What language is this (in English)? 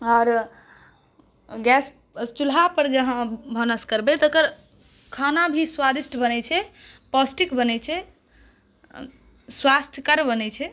Maithili